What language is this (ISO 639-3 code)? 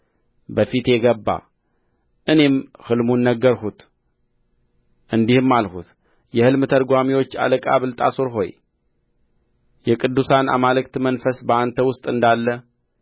amh